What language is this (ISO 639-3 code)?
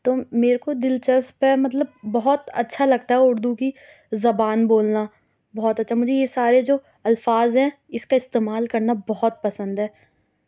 urd